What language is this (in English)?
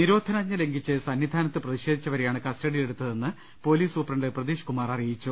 Malayalam